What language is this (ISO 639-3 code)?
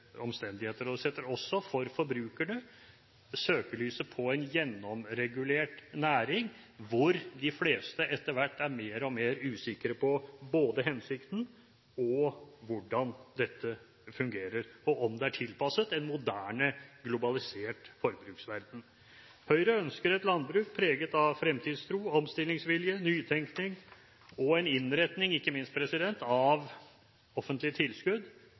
nob